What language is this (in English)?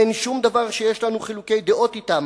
Hebrew